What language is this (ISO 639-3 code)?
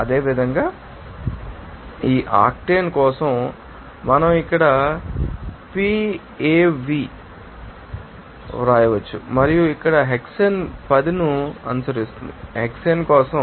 tel